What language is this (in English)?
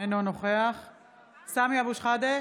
Hebrew